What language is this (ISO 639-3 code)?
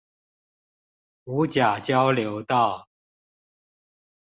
zho